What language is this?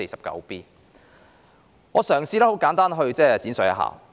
Cantonese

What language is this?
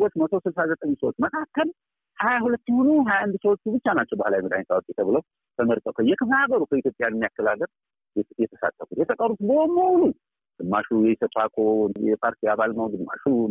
Amharic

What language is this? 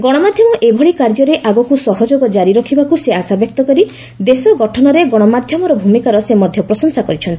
Odia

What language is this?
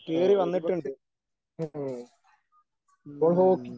Malayalam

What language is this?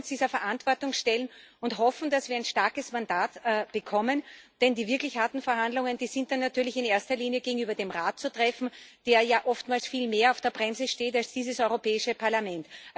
German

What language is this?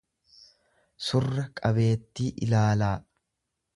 Oromo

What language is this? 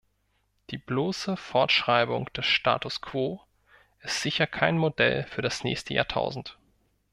German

